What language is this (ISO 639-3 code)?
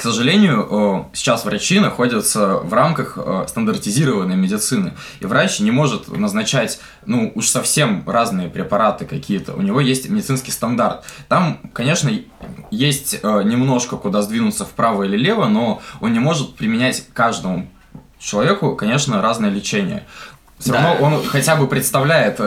rus